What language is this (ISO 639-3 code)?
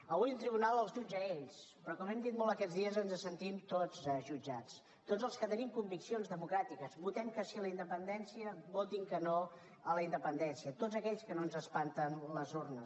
cat